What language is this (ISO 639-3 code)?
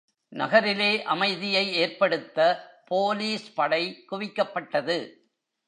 tam